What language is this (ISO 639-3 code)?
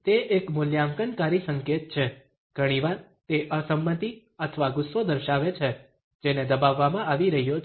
guj